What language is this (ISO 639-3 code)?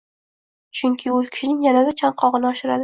uzb